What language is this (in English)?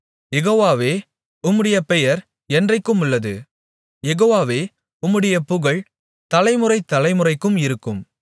Tamil